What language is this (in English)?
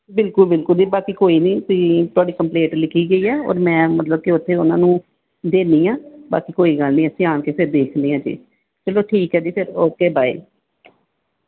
Punjabi